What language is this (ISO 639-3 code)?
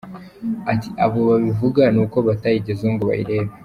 kin